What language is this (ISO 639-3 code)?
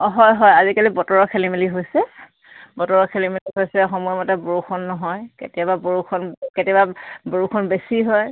asm